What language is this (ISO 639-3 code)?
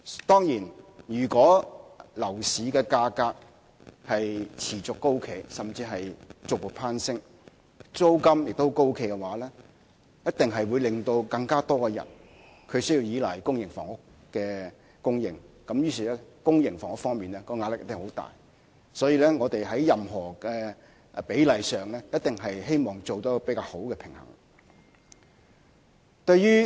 yue